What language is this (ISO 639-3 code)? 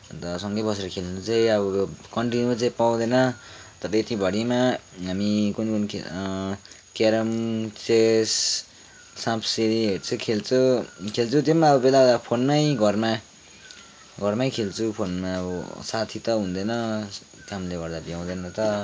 nep